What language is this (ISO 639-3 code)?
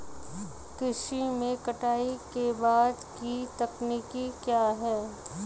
hin